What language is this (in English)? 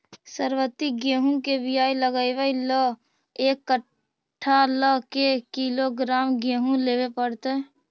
Magahi